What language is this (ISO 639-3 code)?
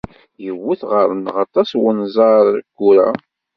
kab